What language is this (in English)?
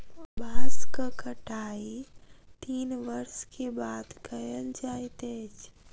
Maithili